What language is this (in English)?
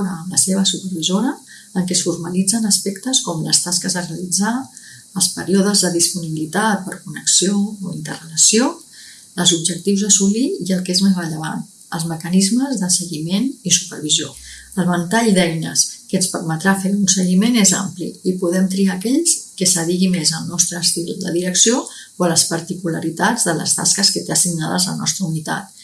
Catalan